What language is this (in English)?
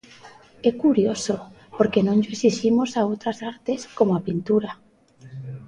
Galician